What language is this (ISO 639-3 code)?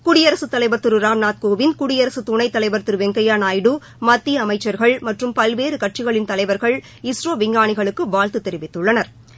tam